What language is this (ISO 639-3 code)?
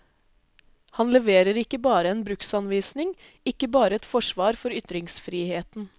nor